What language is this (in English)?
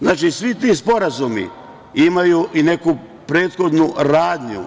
Serbian